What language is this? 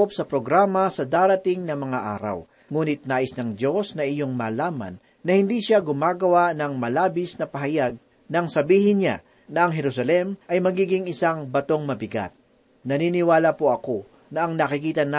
Filipino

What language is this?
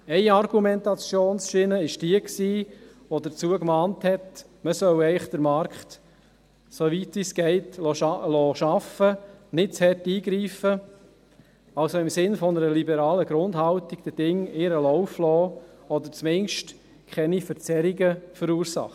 Swiss German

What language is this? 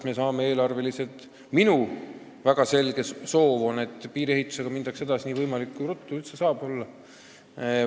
Estonian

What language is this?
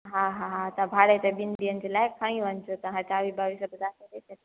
Sindhi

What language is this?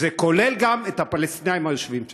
Hebrew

